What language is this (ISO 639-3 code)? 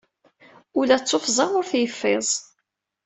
kab